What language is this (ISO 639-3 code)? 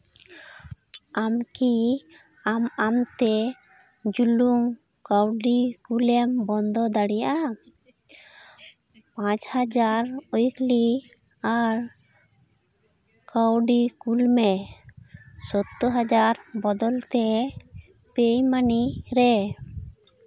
sat